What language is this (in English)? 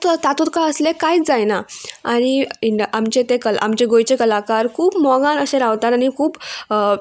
Konkani